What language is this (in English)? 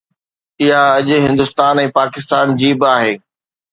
Sindhi